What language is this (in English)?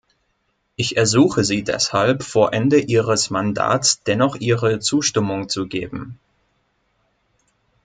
German